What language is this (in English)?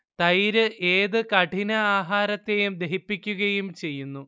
Malayalam